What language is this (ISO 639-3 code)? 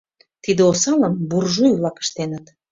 chm